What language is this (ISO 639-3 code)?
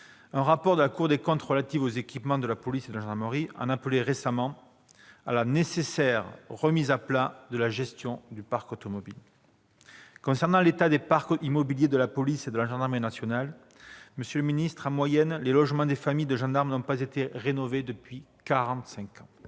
fra